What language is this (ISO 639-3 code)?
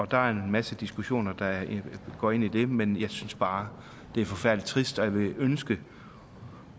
dan